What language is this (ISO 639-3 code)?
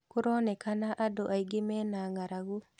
kik